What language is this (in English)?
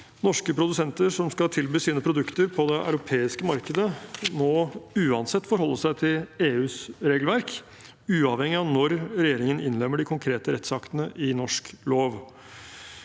Norwegian